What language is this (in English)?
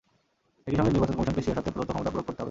Bangla